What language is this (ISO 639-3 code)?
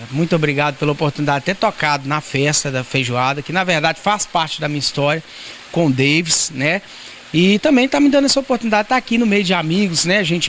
por